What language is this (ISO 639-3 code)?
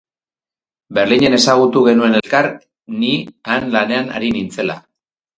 eus